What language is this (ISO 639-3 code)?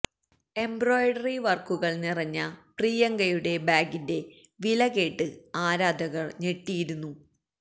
mal